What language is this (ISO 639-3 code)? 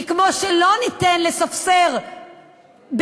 heb